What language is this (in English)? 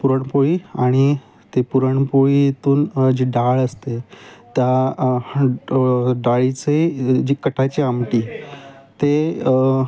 Marathi